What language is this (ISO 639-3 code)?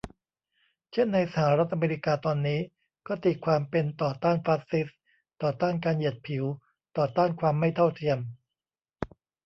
tha